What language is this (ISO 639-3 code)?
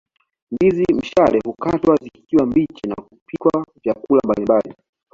swa